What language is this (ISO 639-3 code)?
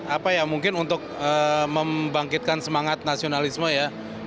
ind